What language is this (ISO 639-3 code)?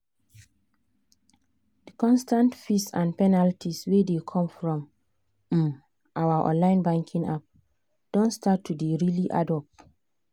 pcm